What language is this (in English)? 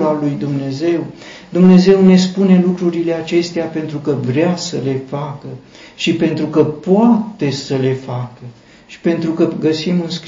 Romanian